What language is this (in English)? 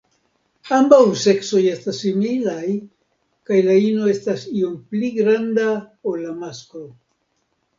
Esperanto